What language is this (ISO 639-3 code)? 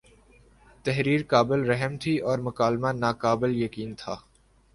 urd